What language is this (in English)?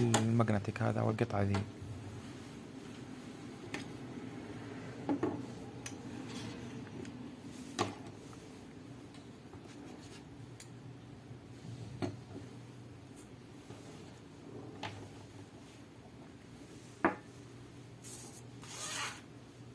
Arabic